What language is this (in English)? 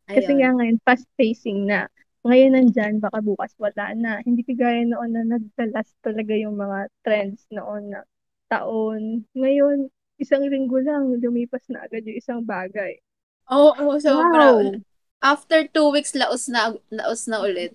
Filipino